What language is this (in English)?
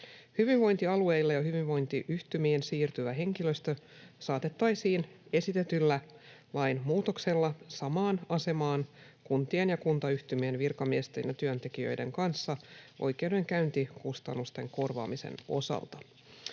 Finnish